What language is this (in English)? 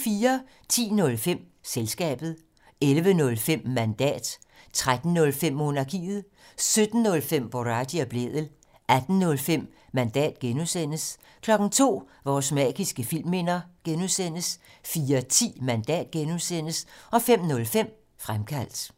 Danish